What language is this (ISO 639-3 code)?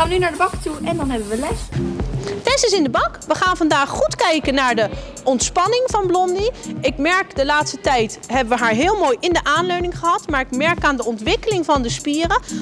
nld